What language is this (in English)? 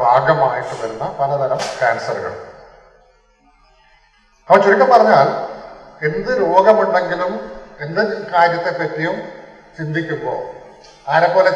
Malayalam